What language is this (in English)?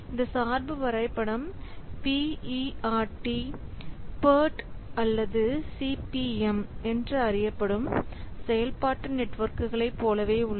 Tamil